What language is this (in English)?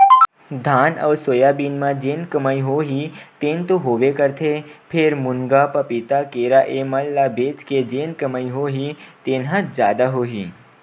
Chhattisgarhi